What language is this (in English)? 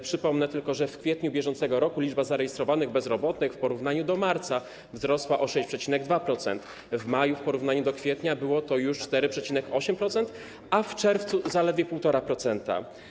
Polish